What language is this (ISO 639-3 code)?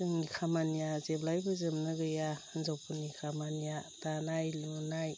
brx